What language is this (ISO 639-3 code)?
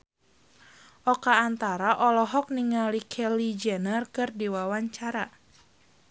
sun